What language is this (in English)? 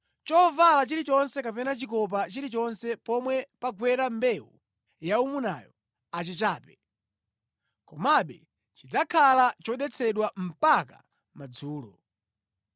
Nyanja